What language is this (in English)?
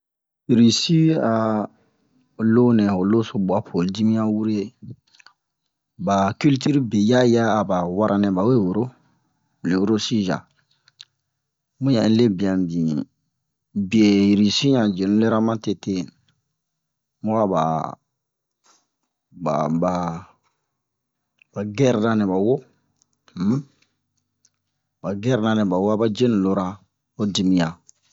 Bomu